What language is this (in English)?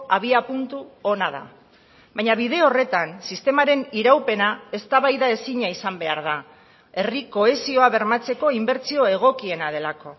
Basque